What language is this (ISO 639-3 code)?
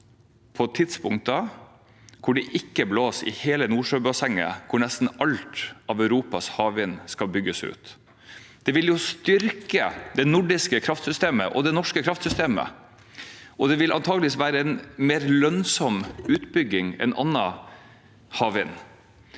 nor